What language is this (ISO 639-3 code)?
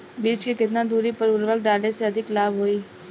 bho